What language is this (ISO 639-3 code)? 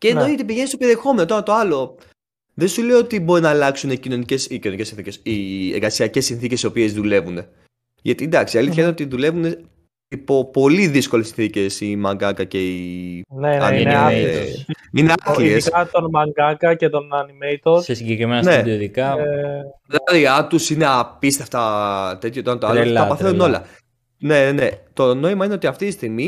ell